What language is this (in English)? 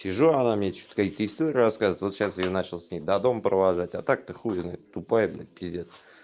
Russian